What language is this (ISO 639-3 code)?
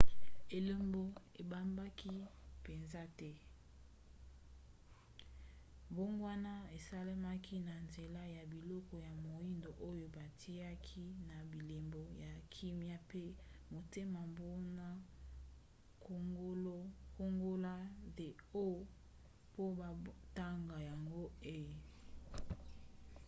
lin